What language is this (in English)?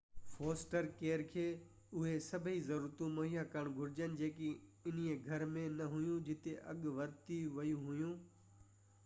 Sindhi